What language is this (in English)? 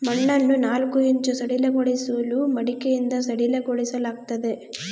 Kannada